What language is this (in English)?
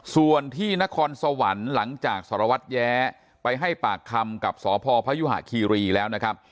Thai